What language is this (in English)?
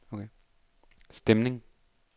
Danish